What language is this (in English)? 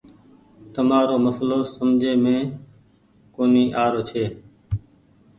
Goaria